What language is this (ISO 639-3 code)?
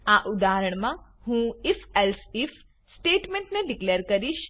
guj